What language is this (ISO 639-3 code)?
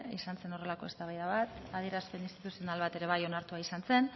eus